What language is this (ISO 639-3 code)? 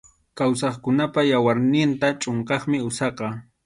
qxu